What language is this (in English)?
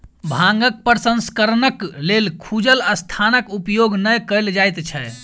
Maithili